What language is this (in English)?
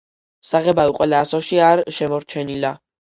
Georgian